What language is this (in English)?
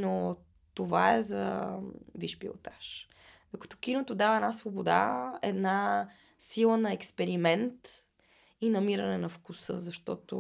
Bulgarian